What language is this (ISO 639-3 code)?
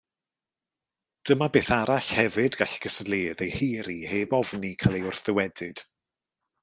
cym